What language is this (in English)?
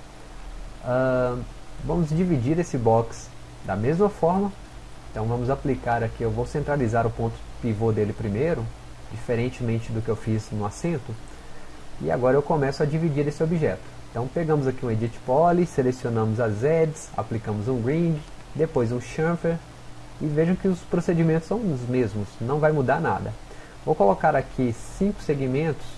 Portuguese